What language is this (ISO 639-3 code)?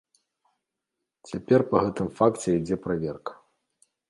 bel